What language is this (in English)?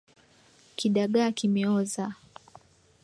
Swahili